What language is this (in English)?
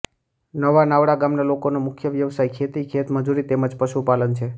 Gujarati